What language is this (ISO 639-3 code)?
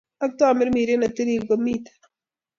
kln